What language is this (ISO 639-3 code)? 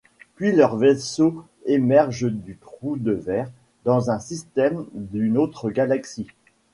fra